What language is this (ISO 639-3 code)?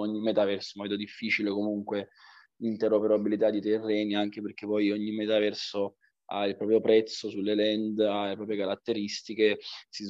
ita